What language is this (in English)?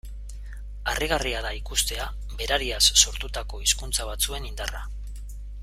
Basque